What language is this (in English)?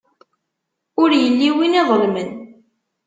Kabyle